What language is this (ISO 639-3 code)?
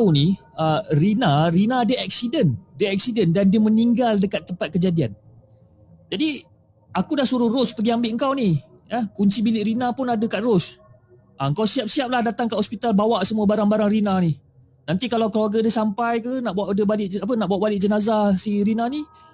msa